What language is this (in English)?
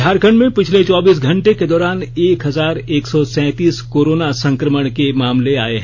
Hindi